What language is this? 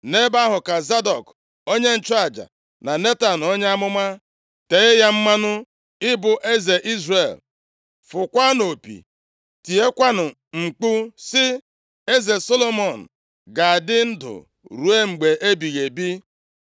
Igbo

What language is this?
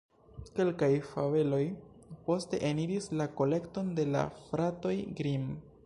Esperanto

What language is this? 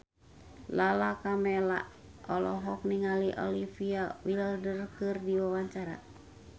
Sundanese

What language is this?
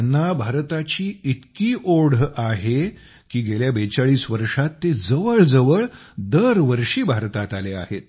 Marathi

